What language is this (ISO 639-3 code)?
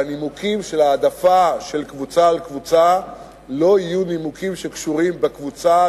heb